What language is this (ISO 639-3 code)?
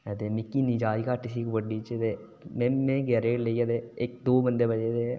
doi